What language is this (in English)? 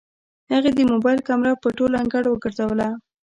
Pashto